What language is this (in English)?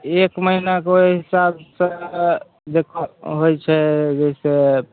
Maithili